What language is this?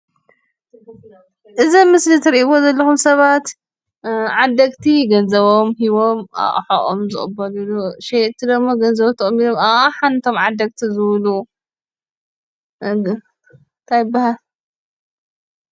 Tigrinya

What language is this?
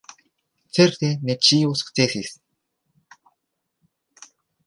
Esperanto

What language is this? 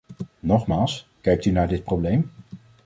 Dutch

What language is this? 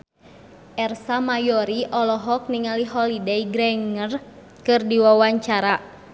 Sundanese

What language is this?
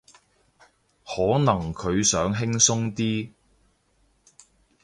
Cantonese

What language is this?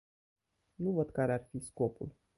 Romanian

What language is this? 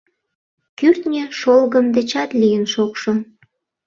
Mari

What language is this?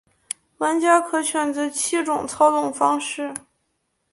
Chinese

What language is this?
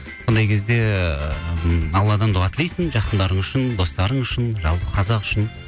Kazakh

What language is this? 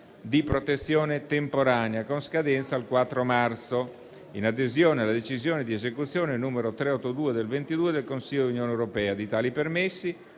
Italian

